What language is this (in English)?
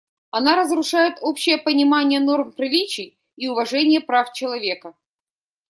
Russian